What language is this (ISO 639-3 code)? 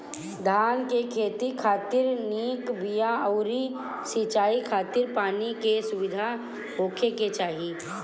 bho